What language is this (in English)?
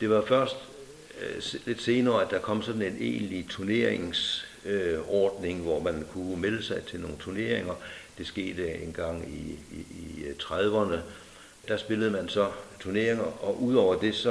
Danish